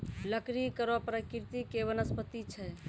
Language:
Maithili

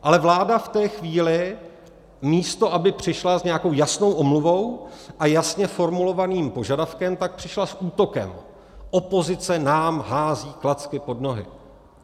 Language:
Czech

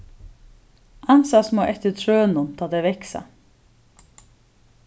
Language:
Faroese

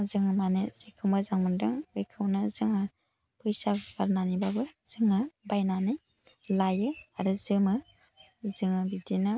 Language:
Bodo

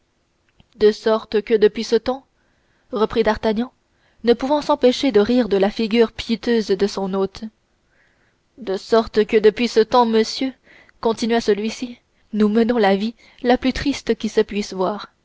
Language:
French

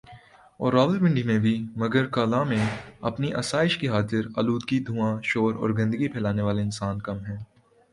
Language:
Urdu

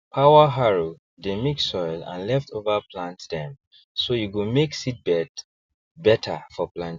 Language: Nigerian Pidgin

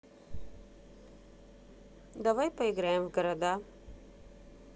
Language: Russian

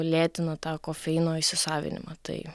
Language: Lithuanian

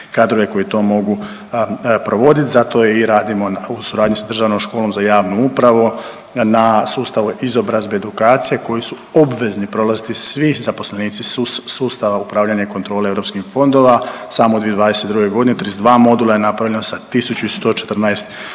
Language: Croatian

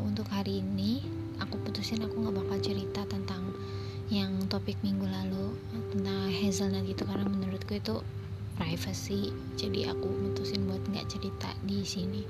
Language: Indonesian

